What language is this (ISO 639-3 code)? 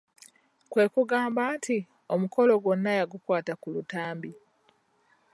lug